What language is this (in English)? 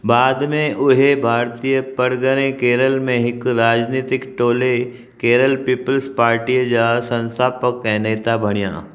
Sindhi